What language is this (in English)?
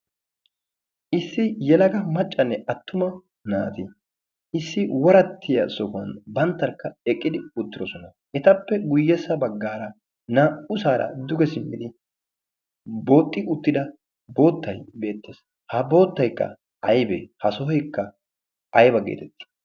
Wolaytta